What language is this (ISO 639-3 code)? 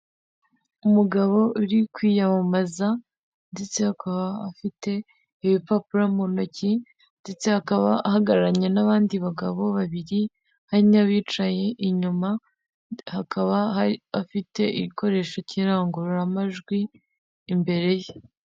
kin